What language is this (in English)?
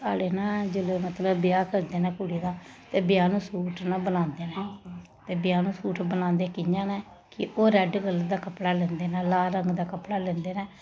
Dogri